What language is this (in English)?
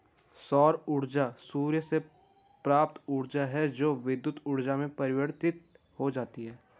Hindi